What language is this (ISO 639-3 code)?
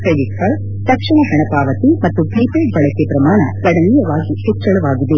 kan